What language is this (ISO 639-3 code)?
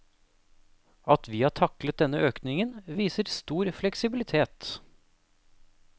nor